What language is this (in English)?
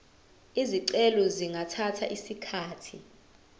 Zulu